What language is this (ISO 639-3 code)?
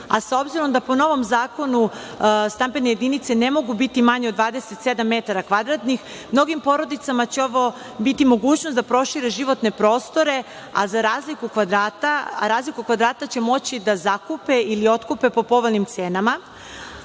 srp